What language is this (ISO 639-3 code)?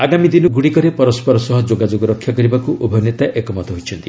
ori